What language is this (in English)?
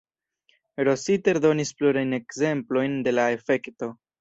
Esperanto